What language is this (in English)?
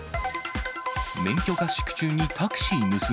Japanese